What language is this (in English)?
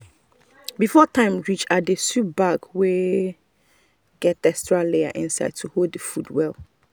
Nigerian Pidgin